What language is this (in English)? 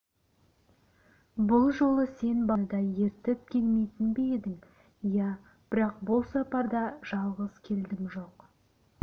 Kazakh